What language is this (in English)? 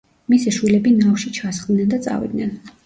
Georgian